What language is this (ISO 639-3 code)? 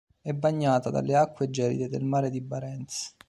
ita